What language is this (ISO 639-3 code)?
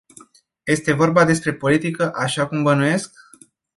ron